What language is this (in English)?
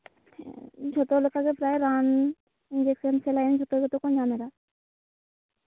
Santali